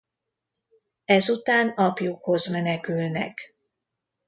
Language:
Hungarian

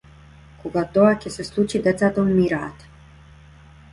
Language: Macedonian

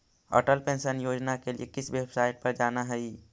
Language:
Magahi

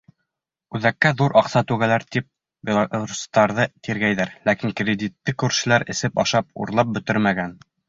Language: Bashkir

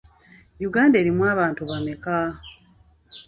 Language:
Ganda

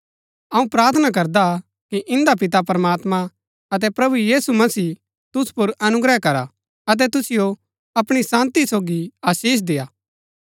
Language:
Gaddi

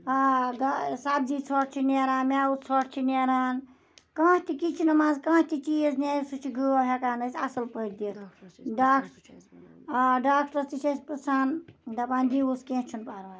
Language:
Kashmiri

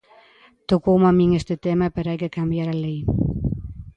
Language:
Galician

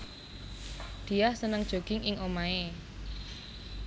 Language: Javanese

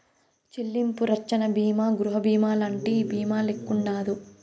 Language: Telugu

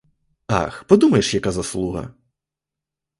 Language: Ukrainian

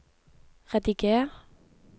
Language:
Norwegian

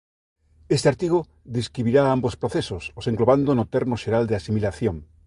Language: Galician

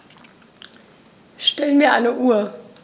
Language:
German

